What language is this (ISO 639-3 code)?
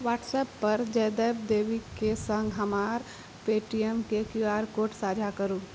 mai